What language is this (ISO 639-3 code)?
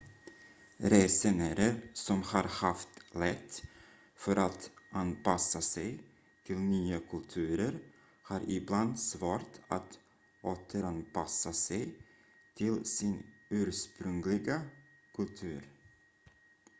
swe